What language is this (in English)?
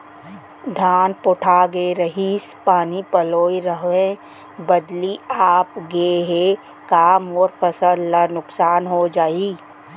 Chhattisgarhi